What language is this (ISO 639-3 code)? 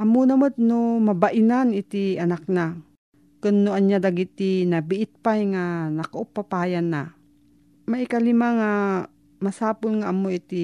fil